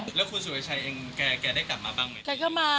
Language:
Thai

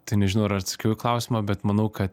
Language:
Lithuanian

